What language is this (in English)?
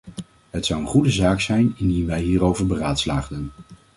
Dutch